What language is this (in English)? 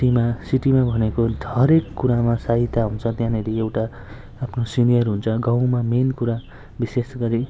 Nepali